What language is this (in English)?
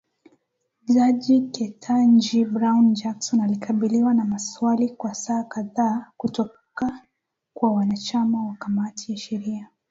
Swahili